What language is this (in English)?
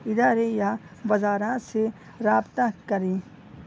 Urdu